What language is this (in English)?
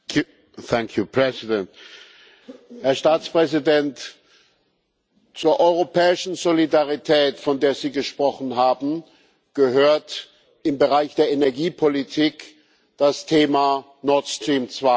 German